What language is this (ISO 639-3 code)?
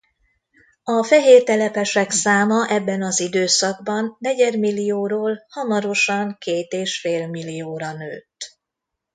hun